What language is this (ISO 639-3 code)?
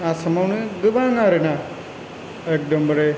brx